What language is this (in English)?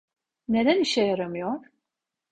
Turkish